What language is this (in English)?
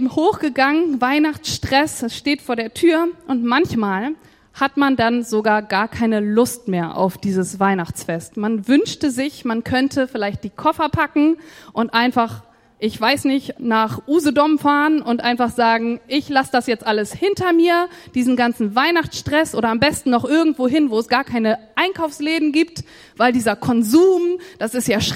German